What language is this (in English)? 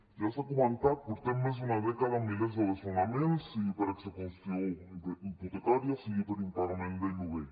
Catalan